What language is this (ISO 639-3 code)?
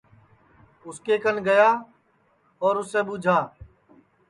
ssi